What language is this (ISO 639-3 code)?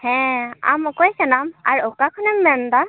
sat